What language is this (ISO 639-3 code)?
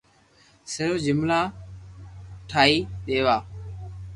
lrk